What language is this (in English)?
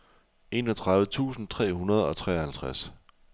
Danish